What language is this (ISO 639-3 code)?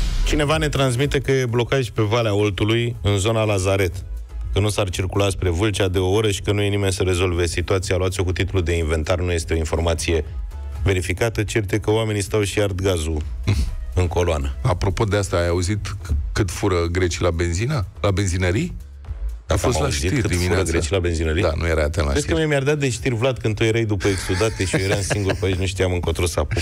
ron